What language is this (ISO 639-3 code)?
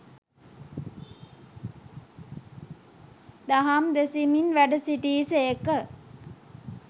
sin